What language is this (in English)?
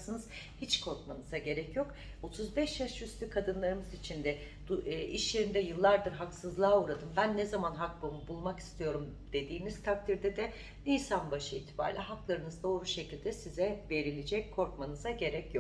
Turkish